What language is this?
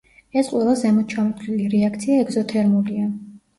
Georgian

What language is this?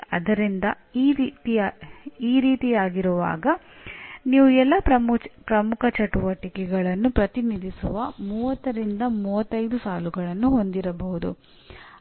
Kannada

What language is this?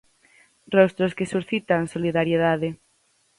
Galician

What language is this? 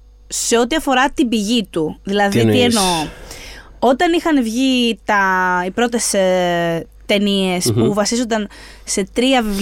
Greek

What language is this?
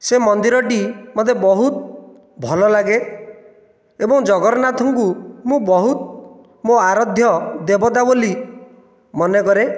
Odia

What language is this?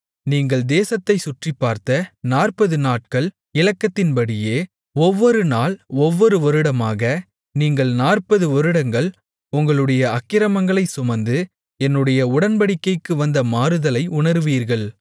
Tamil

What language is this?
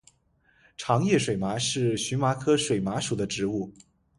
Chinese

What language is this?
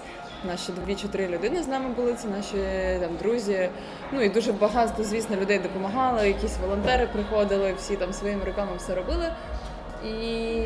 Ukrainian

